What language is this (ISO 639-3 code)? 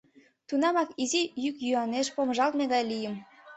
chm